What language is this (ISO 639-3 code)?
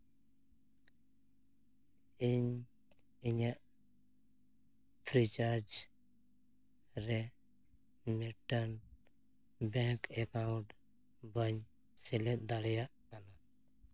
sat